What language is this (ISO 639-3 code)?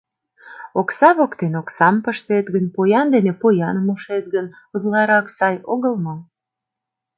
chm